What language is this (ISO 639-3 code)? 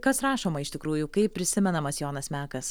lit